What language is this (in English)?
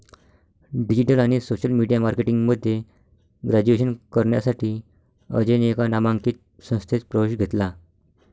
Marathi